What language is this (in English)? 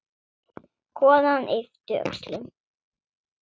Icelandic